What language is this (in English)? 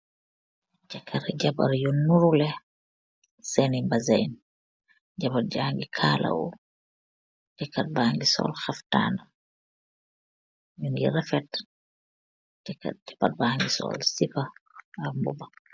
Wolof